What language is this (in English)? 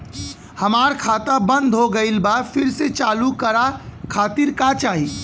Bhojpuri